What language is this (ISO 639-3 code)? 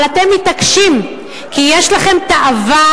heb